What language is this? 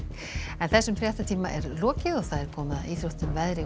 Icelandic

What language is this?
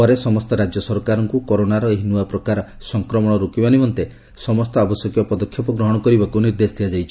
Odia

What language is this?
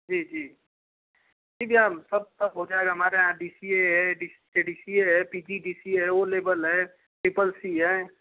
Hindi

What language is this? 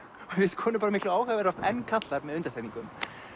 Icelandic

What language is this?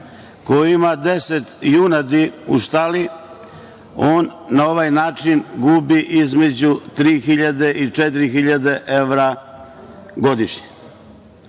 Serbian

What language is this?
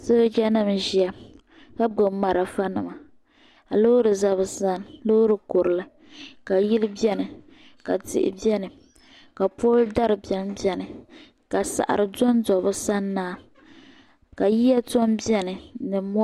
Dagbani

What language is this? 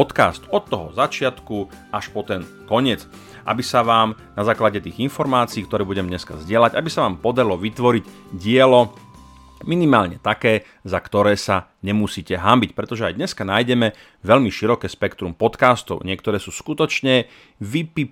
Slovak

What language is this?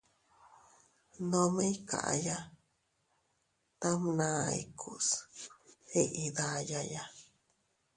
Teutila Cuicatec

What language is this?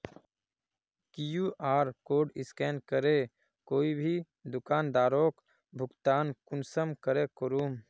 Magahi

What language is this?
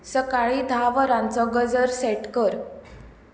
Konkani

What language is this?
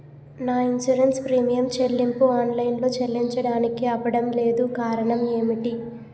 Telugu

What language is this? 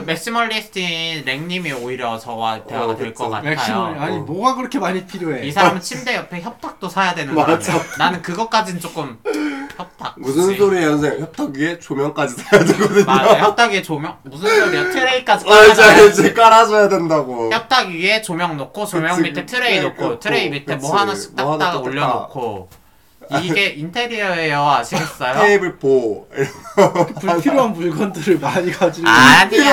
Korean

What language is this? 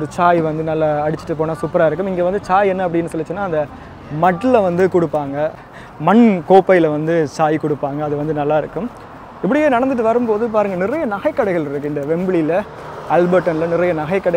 Korean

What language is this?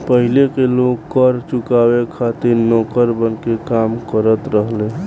Bhojpuri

